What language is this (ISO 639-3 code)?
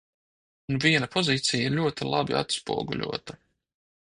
lav